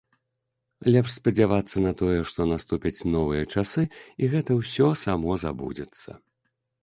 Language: Belarusian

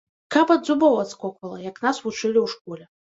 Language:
Belarusian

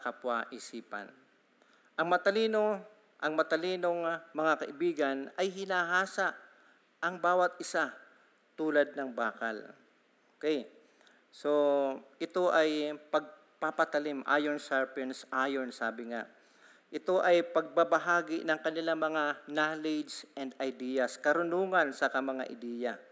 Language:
Filipino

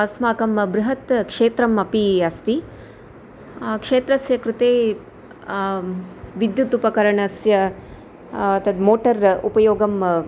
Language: Sanskrit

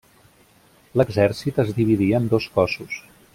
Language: Catalan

